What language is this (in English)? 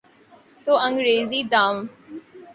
Urdu